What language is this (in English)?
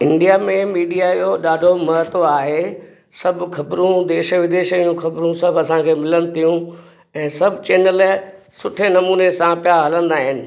Sindhi